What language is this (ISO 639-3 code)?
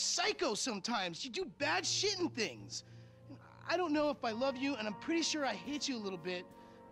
eng